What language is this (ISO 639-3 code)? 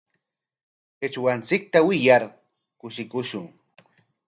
qwa